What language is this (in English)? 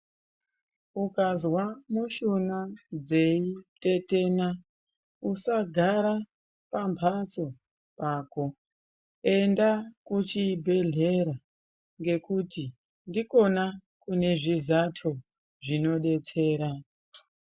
Ndau